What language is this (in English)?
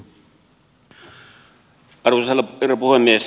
Finnish